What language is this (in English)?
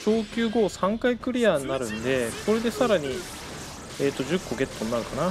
Japanese